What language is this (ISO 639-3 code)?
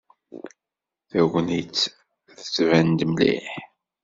kab